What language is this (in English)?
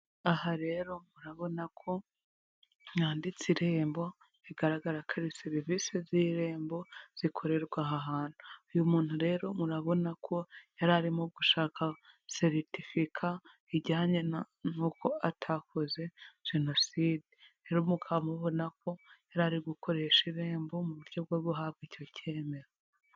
Kinyarwanda